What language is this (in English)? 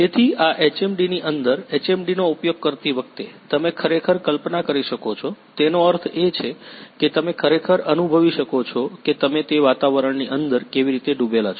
Gujarati